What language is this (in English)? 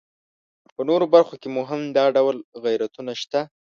Pashto